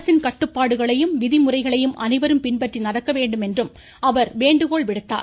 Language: Tamil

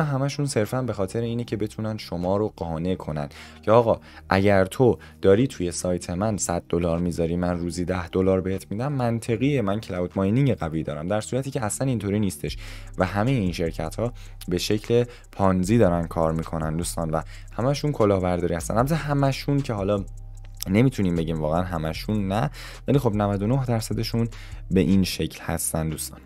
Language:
Persian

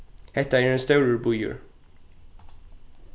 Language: Faroese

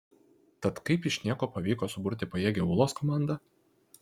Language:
Lithuanian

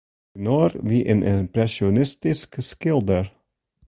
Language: Western Frisian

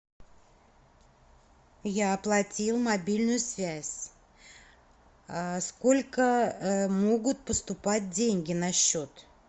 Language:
Russian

